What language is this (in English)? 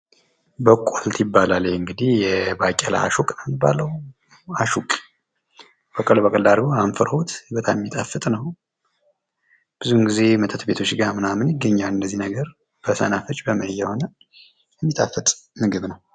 Amharic